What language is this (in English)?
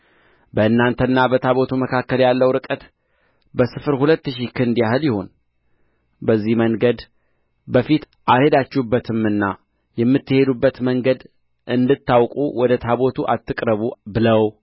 Amharic